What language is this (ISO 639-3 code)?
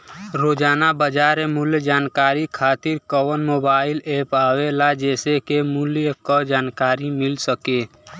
bho